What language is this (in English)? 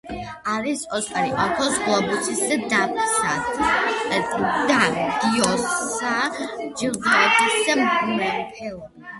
Georgian